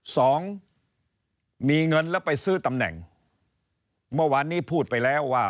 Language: Thai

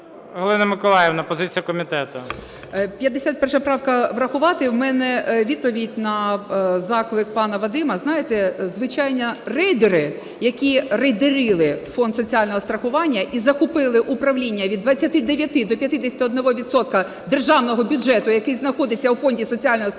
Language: Ukrainian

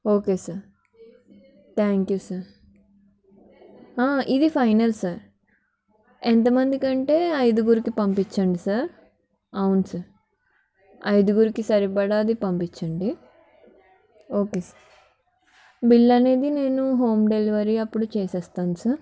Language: Telugu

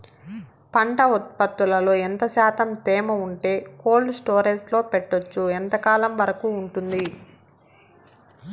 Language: Telugu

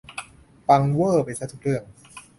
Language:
Thai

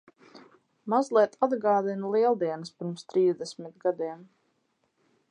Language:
Latvian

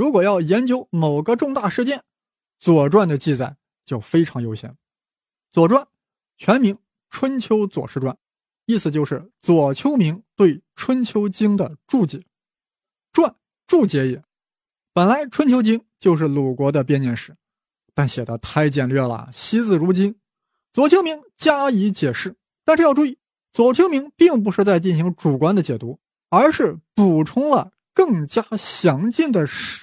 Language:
Chinese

